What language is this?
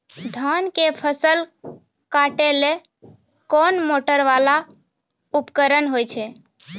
Maithili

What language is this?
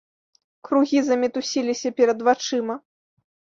Belarusian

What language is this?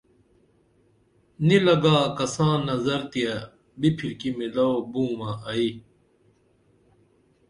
Dameli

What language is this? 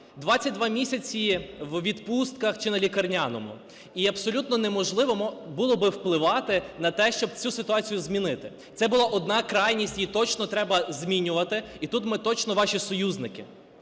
Ukrainian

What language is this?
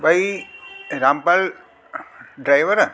Sindhi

